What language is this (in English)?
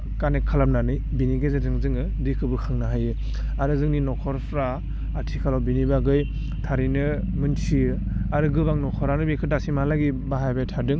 Bodo